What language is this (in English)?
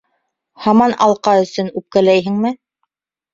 Bashkir